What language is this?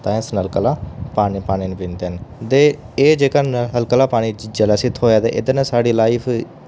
Dogri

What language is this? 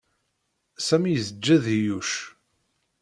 Kabyle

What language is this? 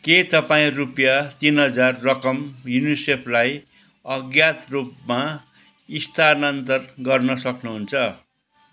Nepali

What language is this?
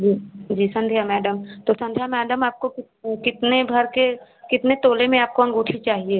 Hindi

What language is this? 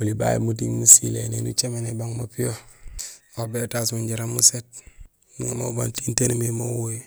Gusilay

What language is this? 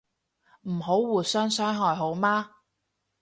Cantonese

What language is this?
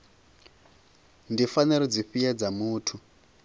Venda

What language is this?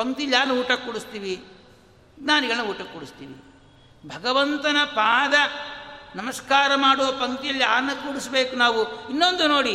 Kannada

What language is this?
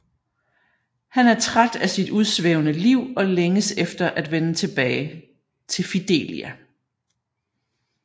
Danish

